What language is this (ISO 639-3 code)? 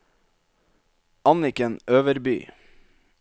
nor